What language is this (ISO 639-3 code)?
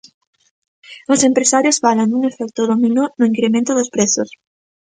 glg